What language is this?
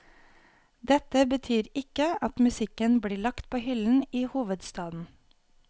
Norwegian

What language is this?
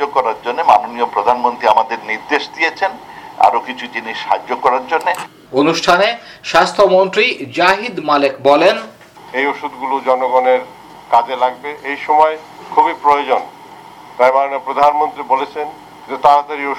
Bangla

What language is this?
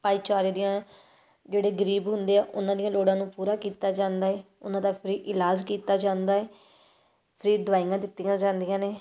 Punjabi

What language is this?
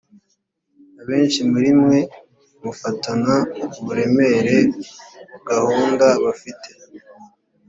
Kinyarwanda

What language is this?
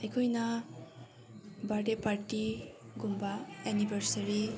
Manipuri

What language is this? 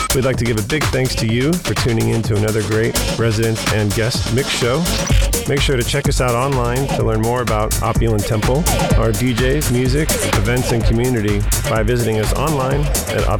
English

